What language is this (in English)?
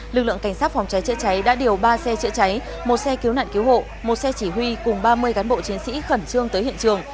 Vietnamese